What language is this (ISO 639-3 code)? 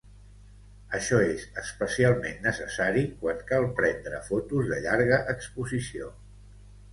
cat